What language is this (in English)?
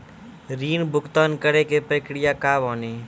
Maithili